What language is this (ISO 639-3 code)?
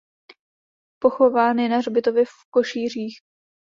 ces